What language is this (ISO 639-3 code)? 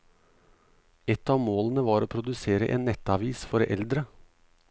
nor